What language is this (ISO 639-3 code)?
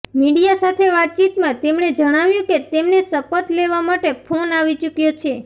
guj